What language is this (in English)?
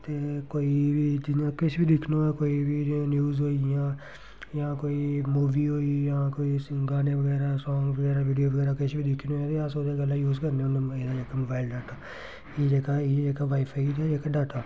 Dogri